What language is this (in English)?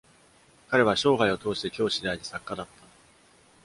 Japanese